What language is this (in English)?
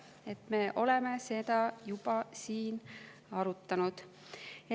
Estonian